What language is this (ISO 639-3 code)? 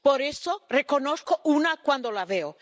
spa